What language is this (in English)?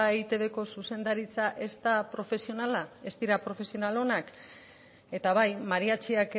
Basque